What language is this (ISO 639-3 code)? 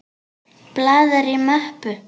isl